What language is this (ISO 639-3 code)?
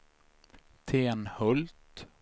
swe